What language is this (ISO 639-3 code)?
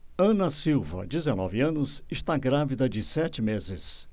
por